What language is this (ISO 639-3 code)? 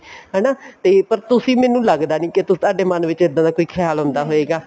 pan